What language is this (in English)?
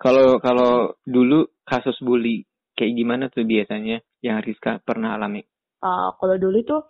Indonesian